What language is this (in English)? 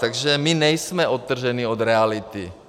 Czech